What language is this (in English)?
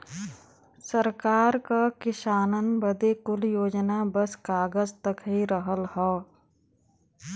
Bhojpuri